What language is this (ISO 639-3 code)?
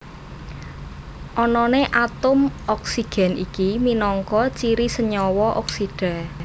jav